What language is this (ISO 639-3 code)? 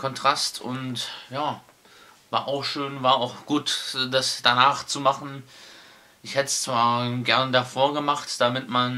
deu